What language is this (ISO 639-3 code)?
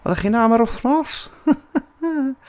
cym